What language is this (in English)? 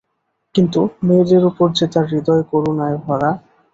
Bangla